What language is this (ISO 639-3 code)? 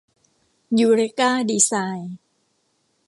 tha